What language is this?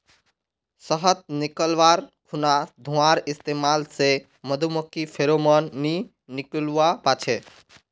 Magahi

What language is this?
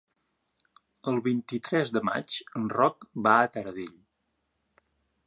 Catalan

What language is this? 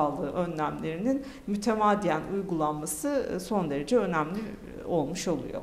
Turkish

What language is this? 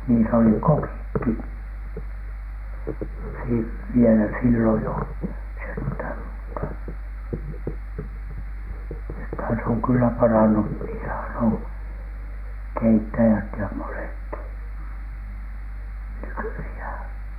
Finnish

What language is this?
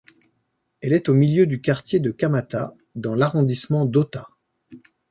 French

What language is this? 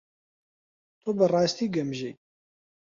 Central Kurdish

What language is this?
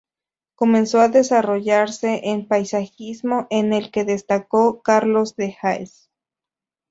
Spanish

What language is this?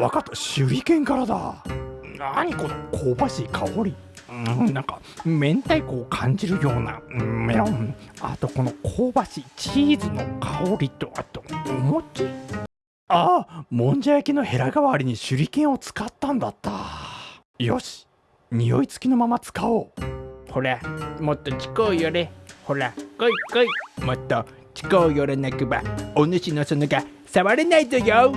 Japanese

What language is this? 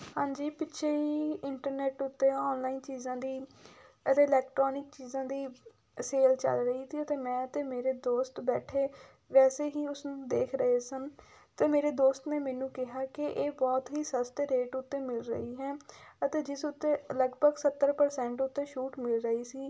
Punjabi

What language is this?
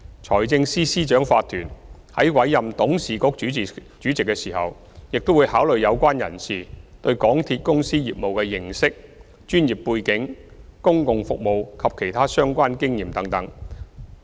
Cantonese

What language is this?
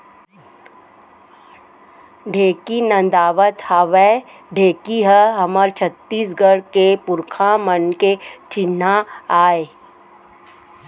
Chhattisgarhi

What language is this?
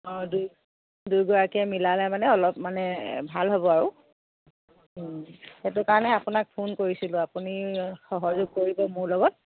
Assamese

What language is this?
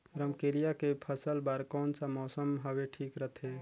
Chhattisgarhi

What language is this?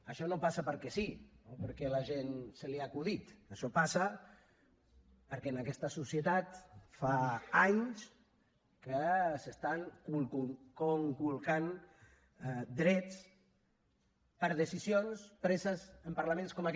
Catalan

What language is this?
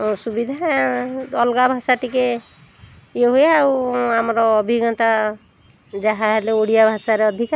Odia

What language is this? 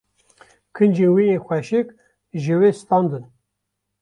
Kurdish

